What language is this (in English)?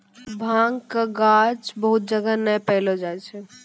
Maithili